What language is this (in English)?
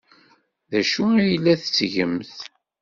Kabyle